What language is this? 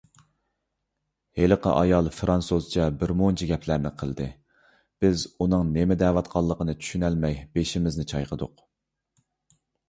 Uyghur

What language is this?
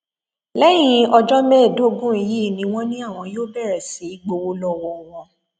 Yoruba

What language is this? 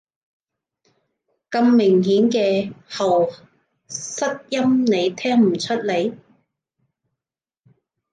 Cantonese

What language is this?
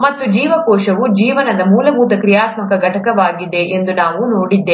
Kannada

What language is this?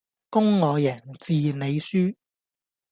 Cantonese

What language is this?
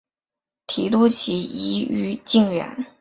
Chinese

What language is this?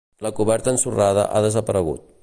Catalan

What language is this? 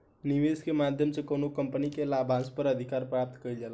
Bhojpuri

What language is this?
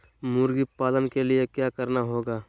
Magahi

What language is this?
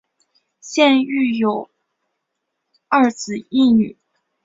Chinese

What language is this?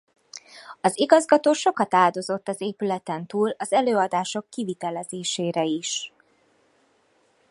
Hungarian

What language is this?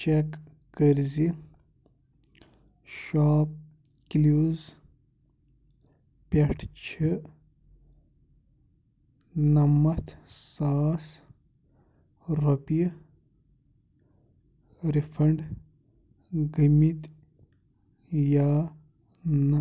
Kashmiri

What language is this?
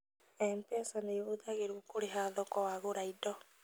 Kikuyu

